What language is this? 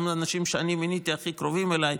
Hebrew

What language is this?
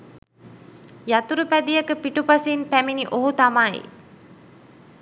Sinhala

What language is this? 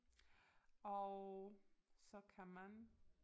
Danish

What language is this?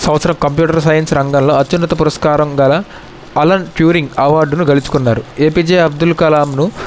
Telugu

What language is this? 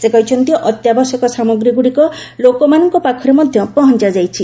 Odia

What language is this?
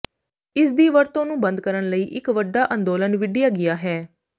Punjabi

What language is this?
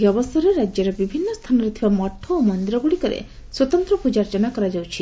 Odia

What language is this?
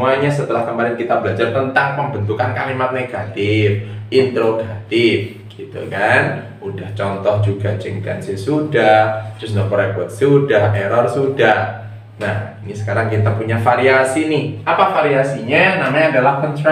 Indonesian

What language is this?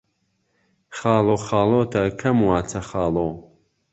Central Kurdish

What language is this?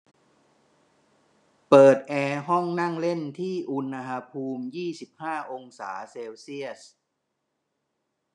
Thai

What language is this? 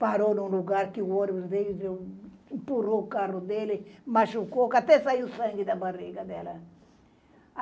Portuguese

